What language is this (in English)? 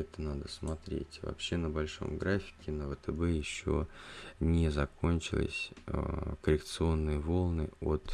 Russian